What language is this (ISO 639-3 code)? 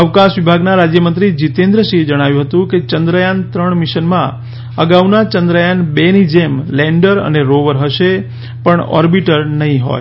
guj